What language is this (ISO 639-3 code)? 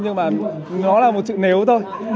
vie